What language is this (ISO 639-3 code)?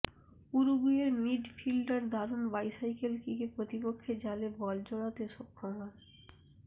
ben